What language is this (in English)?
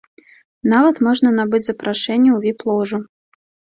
Belarusian